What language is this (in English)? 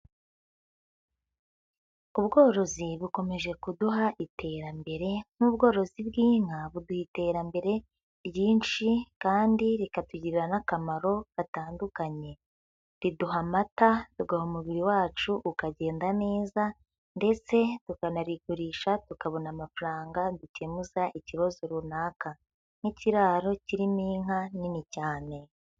Kinyarwanda